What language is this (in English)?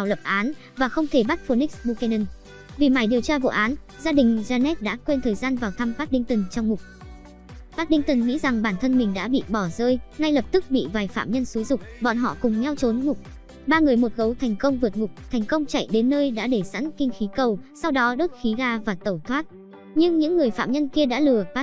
Vietnamese